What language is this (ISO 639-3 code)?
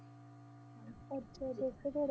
pan